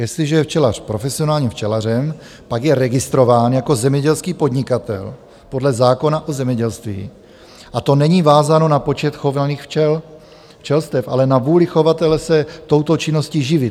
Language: Czech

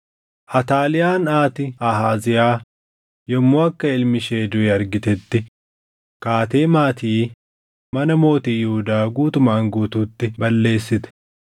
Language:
Oromo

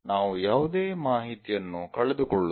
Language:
Kannada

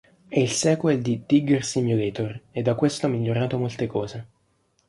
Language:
Italian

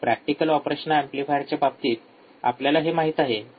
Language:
Marathi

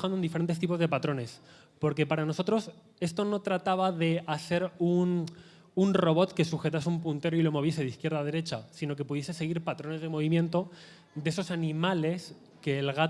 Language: Spanish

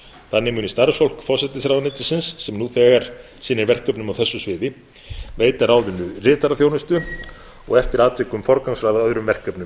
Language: Icelandic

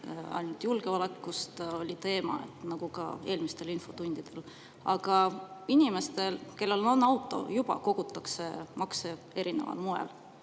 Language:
Estonian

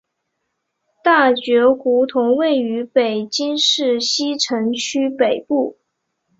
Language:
Chinese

